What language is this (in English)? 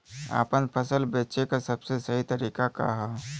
Bhojpuri